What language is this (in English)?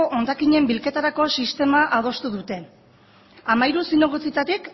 Basque